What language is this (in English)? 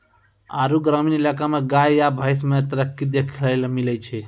Maithili